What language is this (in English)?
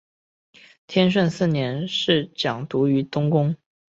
Chinese